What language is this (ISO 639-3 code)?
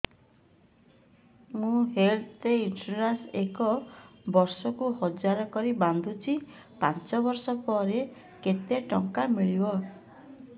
ori